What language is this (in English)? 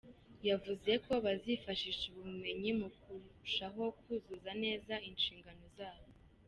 Kinyarwanda